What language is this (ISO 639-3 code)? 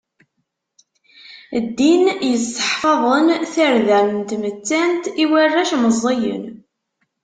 kab